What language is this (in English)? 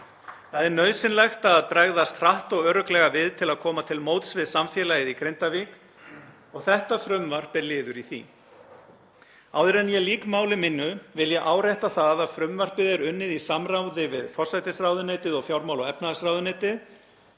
Icelandic